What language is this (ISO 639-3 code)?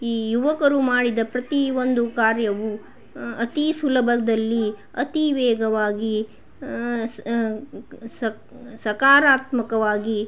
kan